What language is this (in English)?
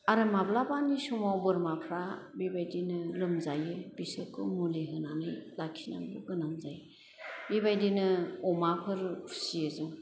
Bodo